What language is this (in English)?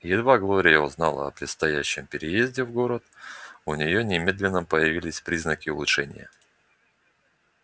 Russian